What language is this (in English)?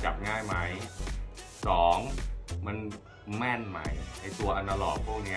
Thai